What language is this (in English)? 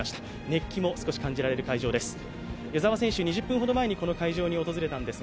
Japanese